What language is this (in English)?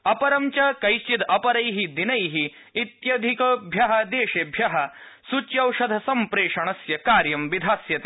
Sanskrit